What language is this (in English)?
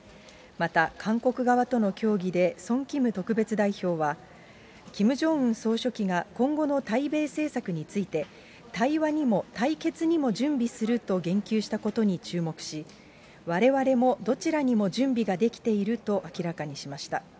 Japanese